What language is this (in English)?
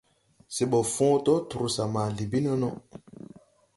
Tupuri